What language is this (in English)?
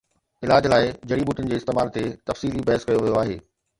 Sindhi